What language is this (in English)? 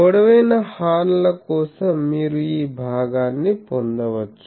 Telugu